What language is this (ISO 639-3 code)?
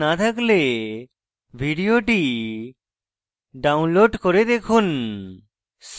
ben